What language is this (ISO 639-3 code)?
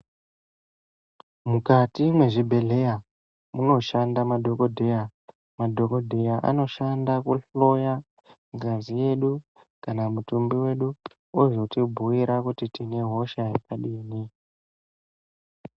ndc